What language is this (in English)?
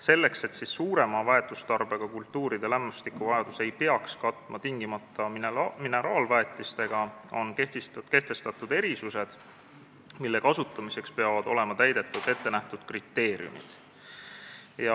Estonian